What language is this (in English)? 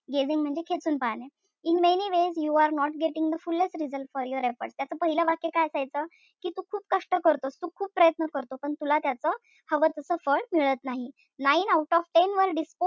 Marathi